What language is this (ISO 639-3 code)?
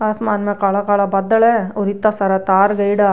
raj